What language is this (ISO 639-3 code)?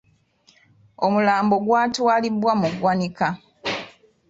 lug